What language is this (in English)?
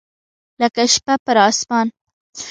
Pashto